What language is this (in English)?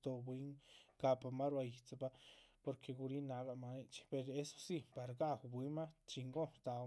Chichicapan Zapotec